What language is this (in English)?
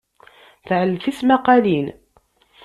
Kabyle